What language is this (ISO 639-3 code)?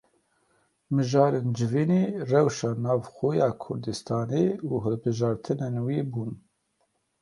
kur